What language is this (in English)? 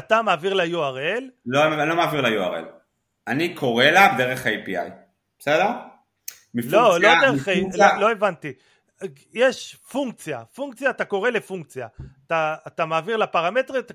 Hebrew